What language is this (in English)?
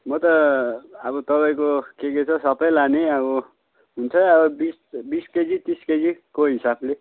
Nepali